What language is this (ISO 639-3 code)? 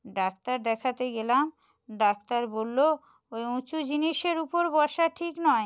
ben